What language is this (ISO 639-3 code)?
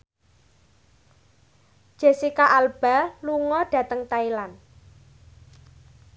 jav